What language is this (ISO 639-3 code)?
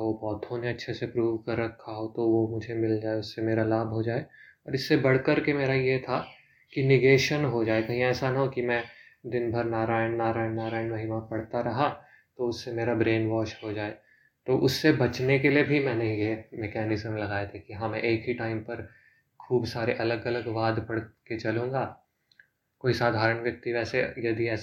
hin